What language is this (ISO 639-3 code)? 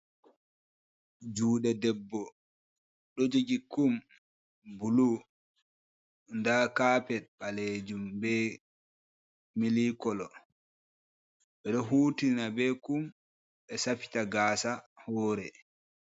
ful